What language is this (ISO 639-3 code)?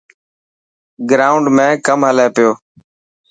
mki